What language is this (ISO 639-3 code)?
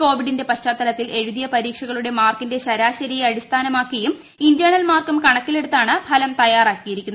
mal